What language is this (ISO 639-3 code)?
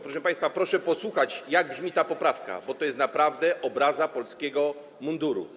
pol